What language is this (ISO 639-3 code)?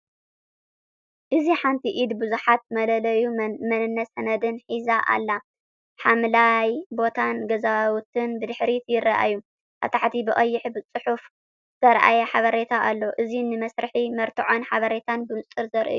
tir